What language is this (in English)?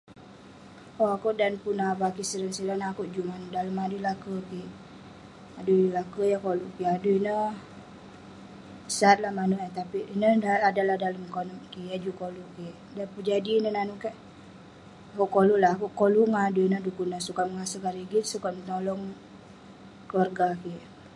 Western Penan